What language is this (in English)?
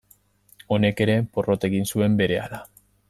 Basque